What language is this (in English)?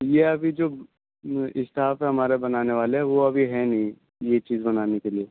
Urdu